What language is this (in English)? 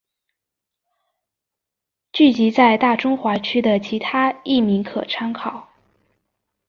Chinese